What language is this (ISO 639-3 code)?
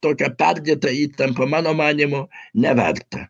lit